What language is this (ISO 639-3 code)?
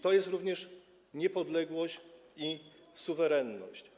pol